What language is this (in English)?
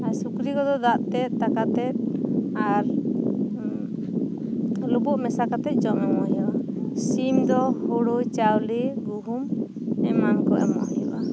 Santali